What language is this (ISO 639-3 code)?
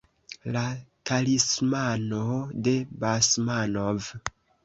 epo